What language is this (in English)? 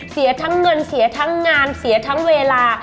Thai